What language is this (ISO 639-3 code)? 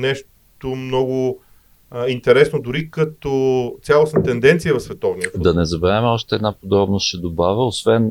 bul